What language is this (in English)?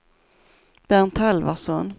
Swedish